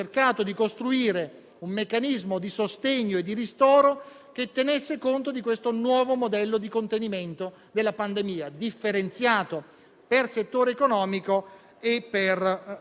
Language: Italian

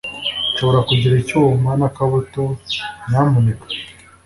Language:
Kinyarwanda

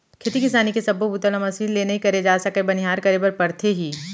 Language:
Chhattisgarhi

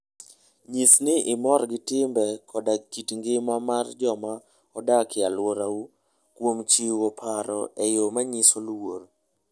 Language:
Luo (Kenya and Tanzania)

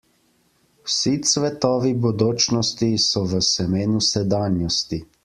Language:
Slovenian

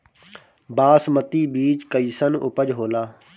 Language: Bhojpuri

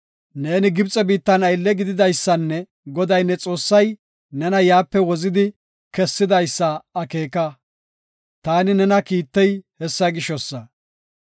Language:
Gofa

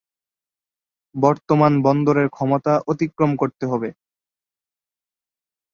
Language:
Bangla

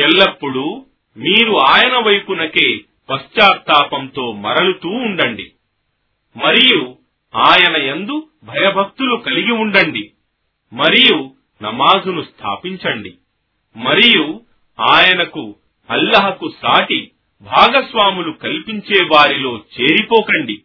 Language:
Telugu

